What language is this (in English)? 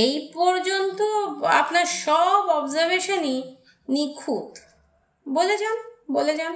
Bangla